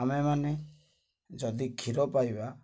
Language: Odia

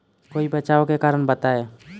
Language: Bhojpuri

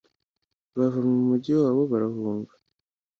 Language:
Kinyarwanda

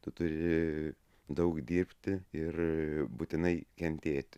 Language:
Lithuanian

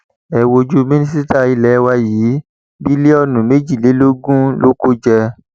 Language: Yoruba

